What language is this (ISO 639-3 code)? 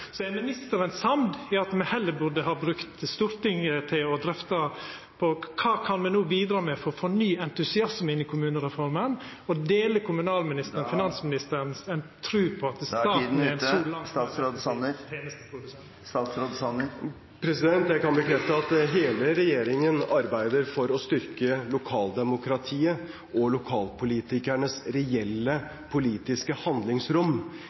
nor